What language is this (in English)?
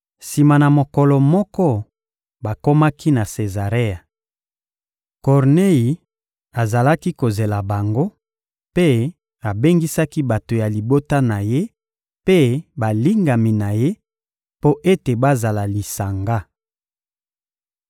Lingala